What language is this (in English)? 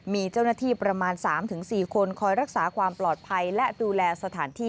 Thai